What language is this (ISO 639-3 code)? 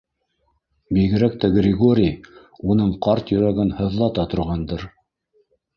bak